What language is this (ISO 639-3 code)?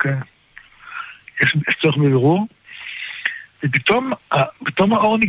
heb